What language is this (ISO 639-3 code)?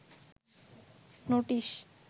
ben